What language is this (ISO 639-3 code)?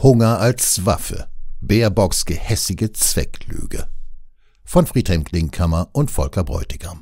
deu